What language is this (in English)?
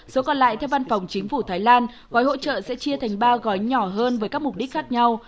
Vietnamese